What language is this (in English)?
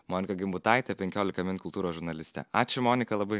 Lithuanian